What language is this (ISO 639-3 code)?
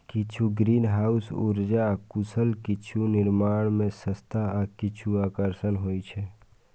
mai